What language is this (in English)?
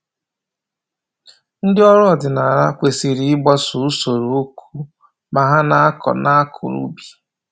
Igbo